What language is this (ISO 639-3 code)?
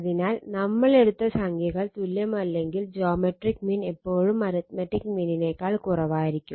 mal